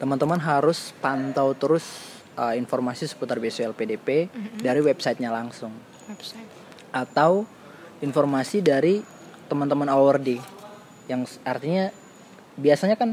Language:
Indonesian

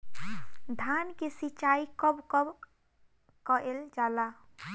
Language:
Bhojpuri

